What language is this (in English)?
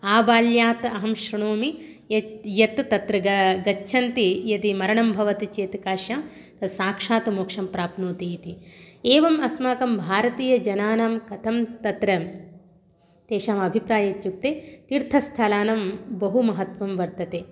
Sanskrit